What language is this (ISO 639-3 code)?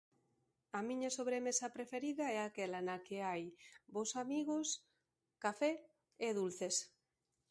glg